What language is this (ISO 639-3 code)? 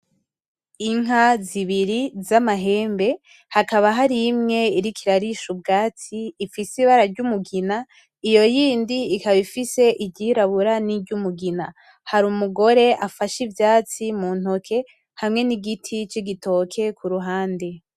run